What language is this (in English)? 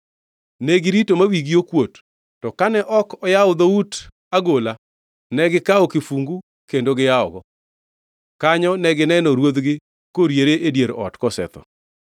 Luo (Kenya and Tanzania)